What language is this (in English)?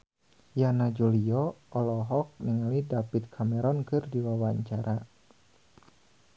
Sundanese